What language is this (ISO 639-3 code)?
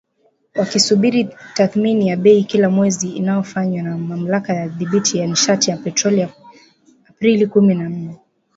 swa